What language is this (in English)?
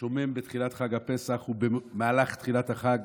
Hebrew